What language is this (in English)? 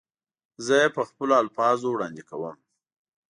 Pashto